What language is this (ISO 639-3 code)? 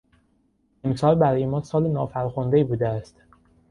fas